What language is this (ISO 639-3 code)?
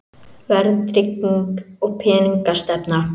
isl